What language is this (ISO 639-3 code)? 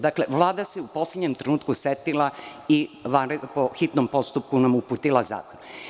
srp